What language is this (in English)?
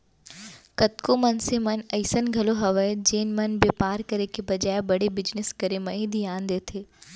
Chhattisgarhi